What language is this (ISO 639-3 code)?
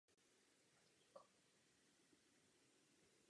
ces